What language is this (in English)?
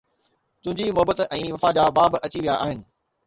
Sindhi